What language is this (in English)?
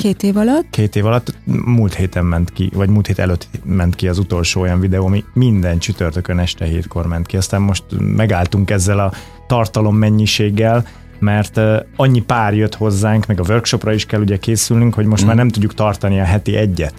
Hungarian